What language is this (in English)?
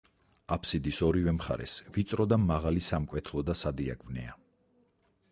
Georgian